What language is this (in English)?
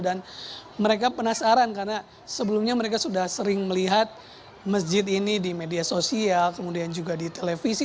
Indonesian